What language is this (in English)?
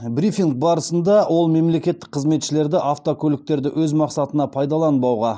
Kazakh